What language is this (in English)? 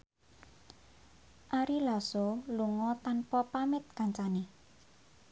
Javanese